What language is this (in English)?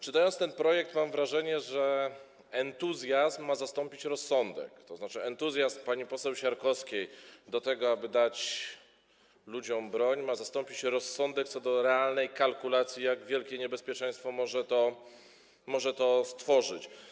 Polish